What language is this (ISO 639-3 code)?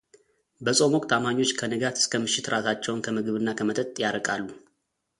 amh